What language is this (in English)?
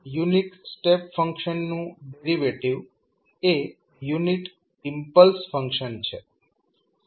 Gujarati